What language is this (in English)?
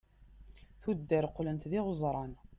Kabyle